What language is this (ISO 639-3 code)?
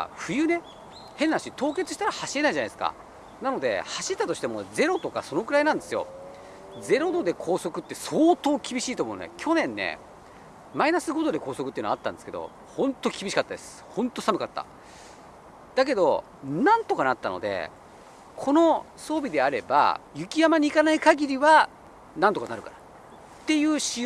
jpn